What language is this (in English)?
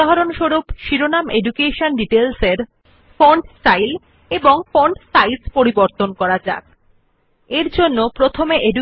Bangla